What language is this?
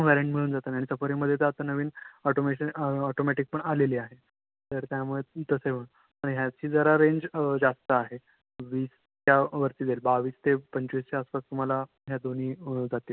Marathi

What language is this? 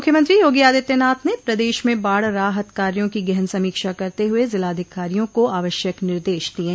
Hindi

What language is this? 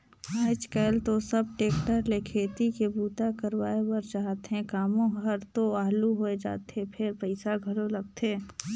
Chhattisgarhi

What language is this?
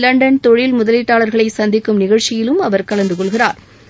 Tamil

